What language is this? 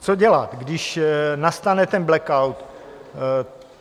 Czech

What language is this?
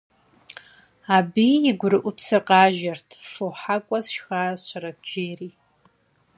Kabardian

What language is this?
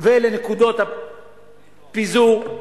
Hebrew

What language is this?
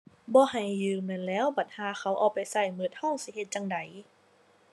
Thai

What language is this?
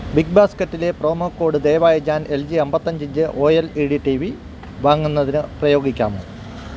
Malayalam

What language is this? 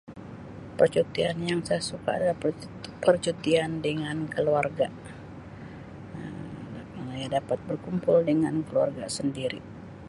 Sabah Malay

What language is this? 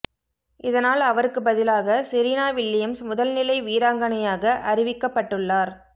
Tamil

